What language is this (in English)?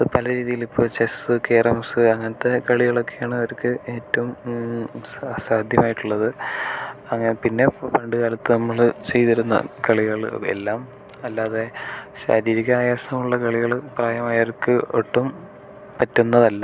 Malayalam